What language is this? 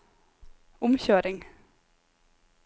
Norwegian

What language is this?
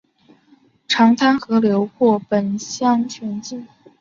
Chinese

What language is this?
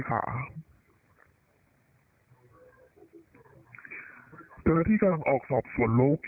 Thai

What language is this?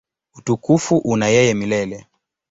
Swahili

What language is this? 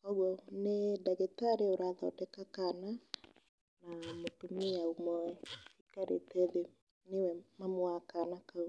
Kikuyu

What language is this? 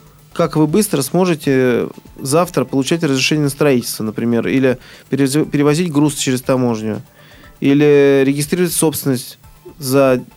Russian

